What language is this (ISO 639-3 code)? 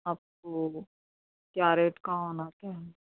urd